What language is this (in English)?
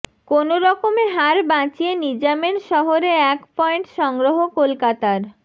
Bangla